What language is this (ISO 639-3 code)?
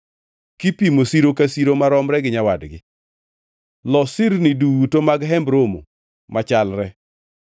luo